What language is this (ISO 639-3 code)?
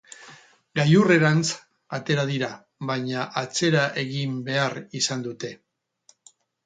eus